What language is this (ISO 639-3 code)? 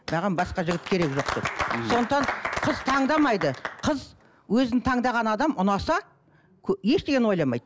kaz